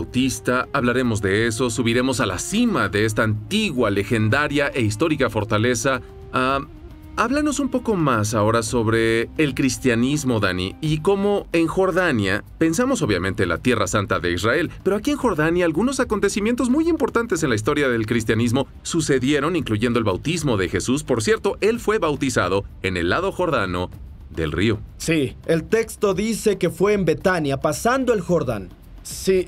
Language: Spanish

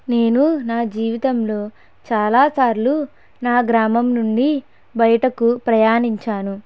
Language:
Telugu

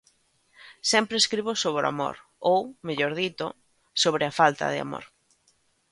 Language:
Galician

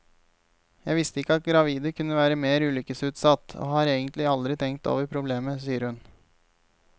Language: Norwegian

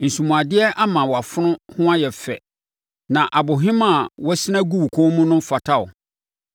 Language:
Akan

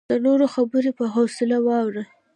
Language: Pashto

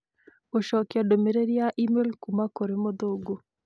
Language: Kikuyu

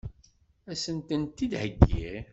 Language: Kabyle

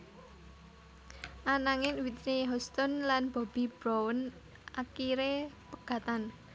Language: Javanese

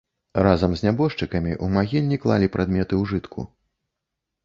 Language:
Belarusian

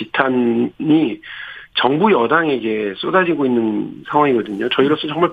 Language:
Korean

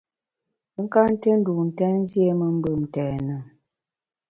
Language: Bamun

